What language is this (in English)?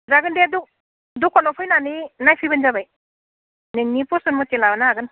Bodo